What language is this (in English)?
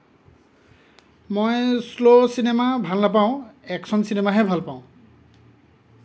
Assamese